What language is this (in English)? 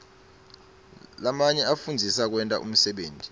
Swati